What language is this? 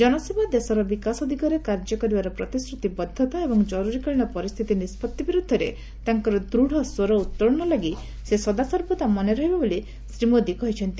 Odia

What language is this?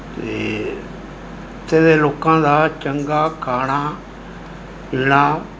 Punjabi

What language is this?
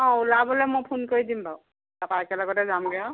Assamese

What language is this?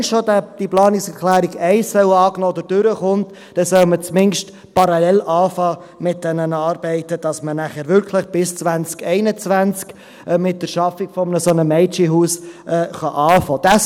Swiss German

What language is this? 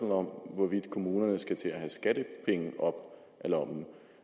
Danish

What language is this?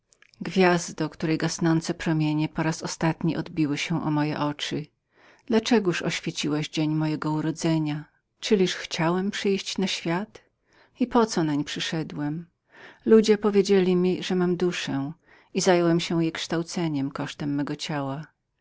Polish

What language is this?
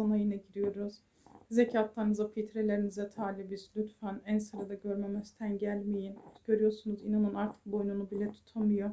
Turkish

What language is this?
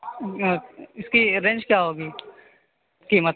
Urdu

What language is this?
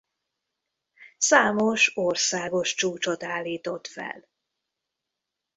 Hungarian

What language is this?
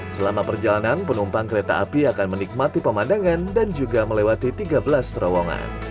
Indonesian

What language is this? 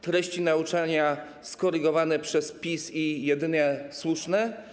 Polish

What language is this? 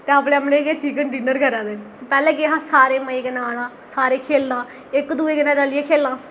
Dogri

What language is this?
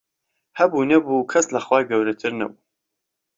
Central Kurdish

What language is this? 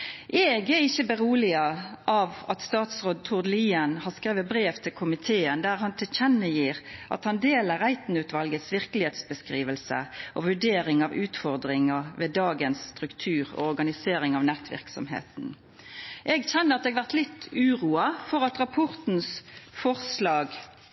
Norwegian Nynorsk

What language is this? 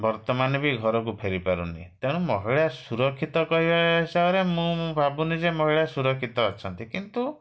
Odia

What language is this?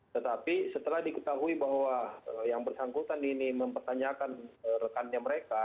Indonesian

